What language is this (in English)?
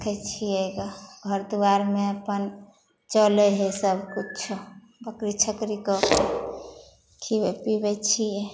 Maithili